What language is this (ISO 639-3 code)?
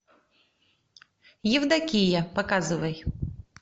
rus